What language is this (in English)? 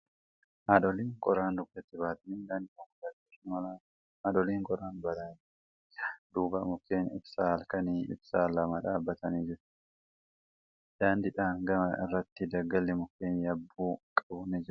Oromo